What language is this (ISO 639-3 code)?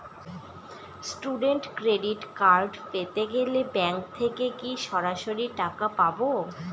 ben